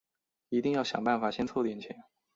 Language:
Chinese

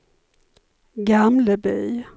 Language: Swedish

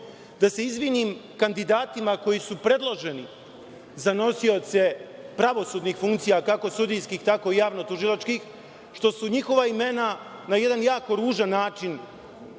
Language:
Serbian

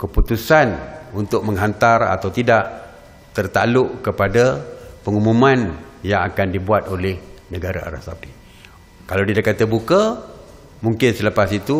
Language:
Malay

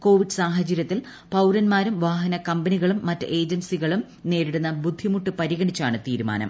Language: Malayalam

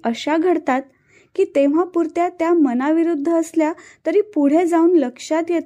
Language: Marathi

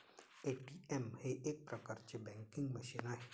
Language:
Marathi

